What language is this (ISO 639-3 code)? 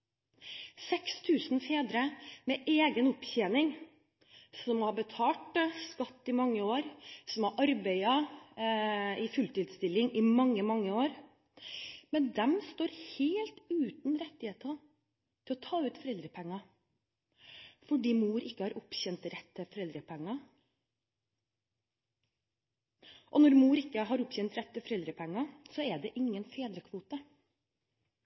nob